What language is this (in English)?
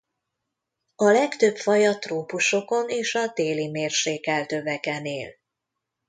Hungarian